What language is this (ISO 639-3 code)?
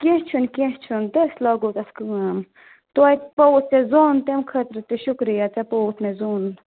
kas